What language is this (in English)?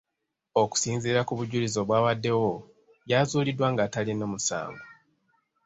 Ganda